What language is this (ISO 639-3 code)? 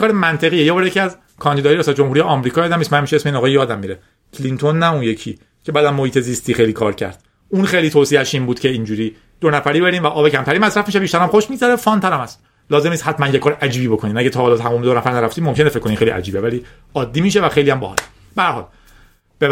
fas